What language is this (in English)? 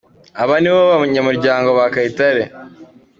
Kinyarwanda